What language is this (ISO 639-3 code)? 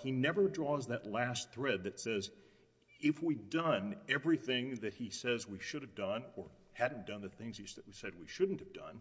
eng